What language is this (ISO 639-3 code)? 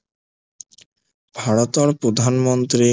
asm